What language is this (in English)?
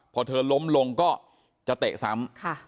Thai